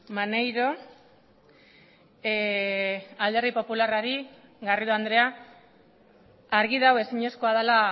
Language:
Basque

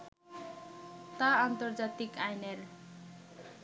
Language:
Bangla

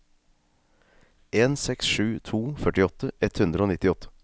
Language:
Norwegian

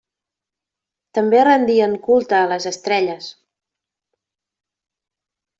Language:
Catalan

